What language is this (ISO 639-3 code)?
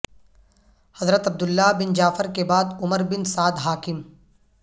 urd